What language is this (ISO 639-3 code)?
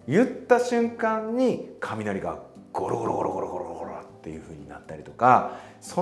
jpn